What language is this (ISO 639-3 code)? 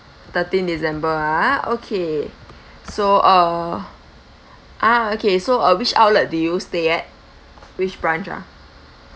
eng